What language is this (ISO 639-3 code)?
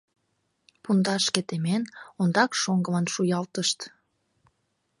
chm